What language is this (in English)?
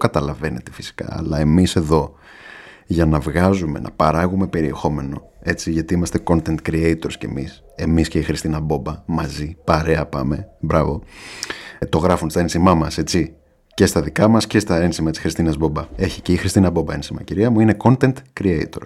Greek